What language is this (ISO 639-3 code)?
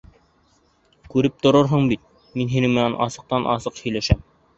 bak